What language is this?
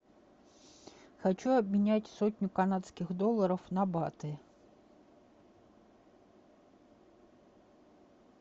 Russian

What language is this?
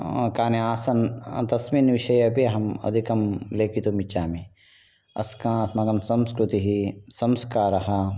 Sanskrit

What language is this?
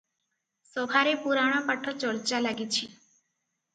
Odia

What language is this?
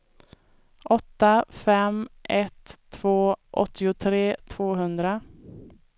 Swedish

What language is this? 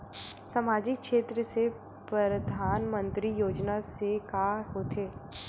Chhattisgarhi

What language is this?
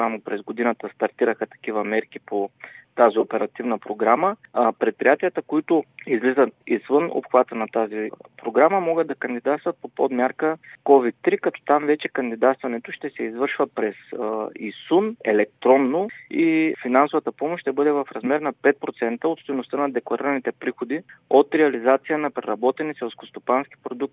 Bulgarian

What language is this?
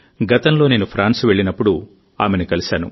Telugu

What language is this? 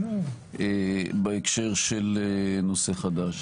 Hebrew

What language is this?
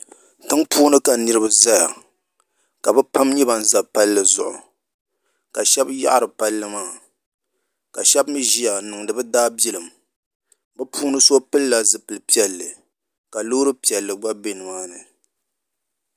Dagbani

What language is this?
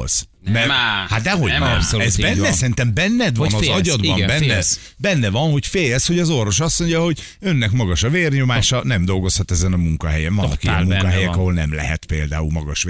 Hungarian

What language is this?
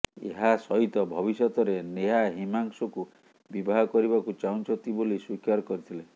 Odia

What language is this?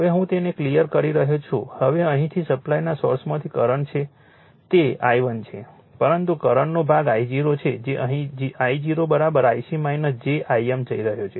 Gujarati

